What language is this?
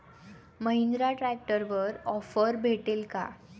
Marathi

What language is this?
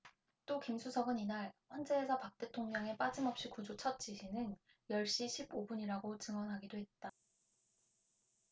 Korean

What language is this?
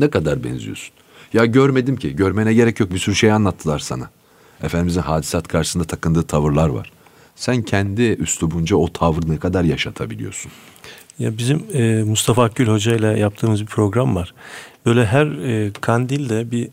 Turkish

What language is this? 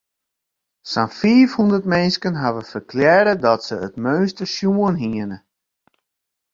Western Frisian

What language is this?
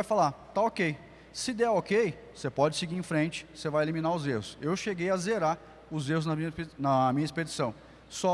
Portuguese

